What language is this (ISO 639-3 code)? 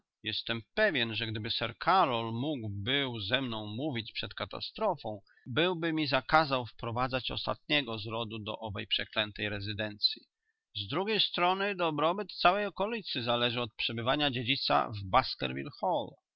pol